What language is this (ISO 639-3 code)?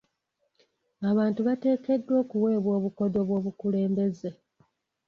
lug